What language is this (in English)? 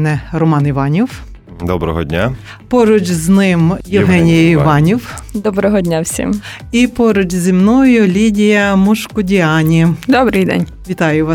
Ukrainian